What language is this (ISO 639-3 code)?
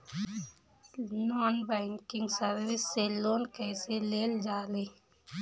bho